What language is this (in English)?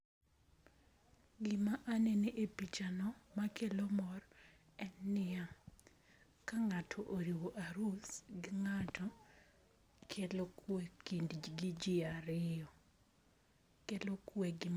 Luo (Kenya and Tanzania)